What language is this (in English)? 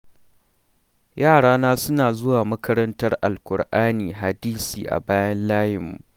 Hausa